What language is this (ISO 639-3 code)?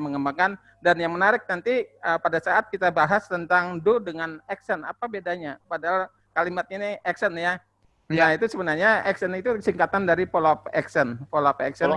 ind